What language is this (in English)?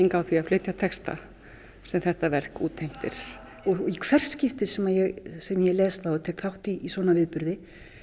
Icelandic